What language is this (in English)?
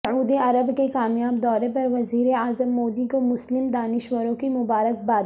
Urdu